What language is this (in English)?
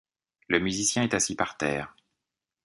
French